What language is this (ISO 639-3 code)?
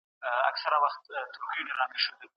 pus